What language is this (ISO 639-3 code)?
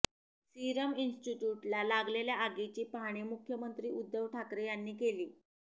mar